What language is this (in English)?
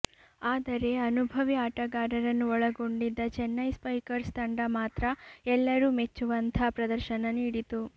Kannada